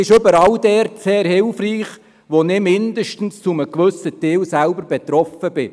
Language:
Swiss German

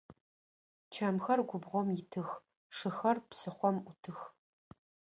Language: Adyghe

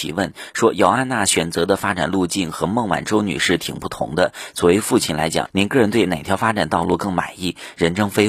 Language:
Chinese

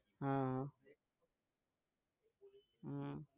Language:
Gujarati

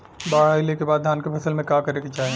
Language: Bhojpuri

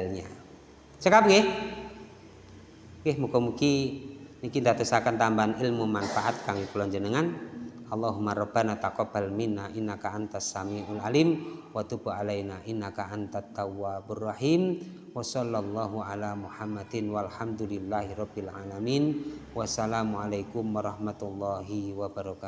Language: Indonesian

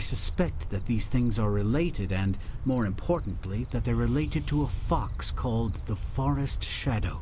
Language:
Polish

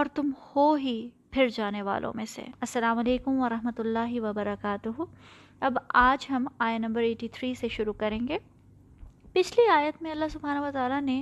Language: Urdu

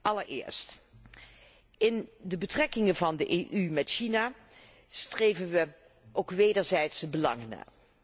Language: Dutch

